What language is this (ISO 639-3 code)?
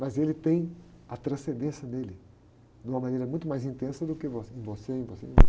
por